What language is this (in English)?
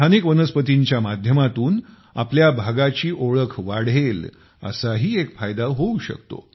Marathi